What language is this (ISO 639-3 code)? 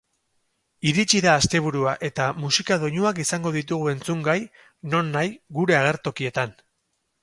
eus